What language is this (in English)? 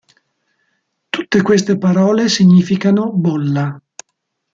Italian